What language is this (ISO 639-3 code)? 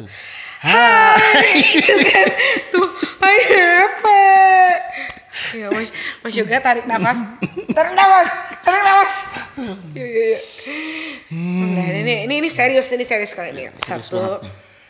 ind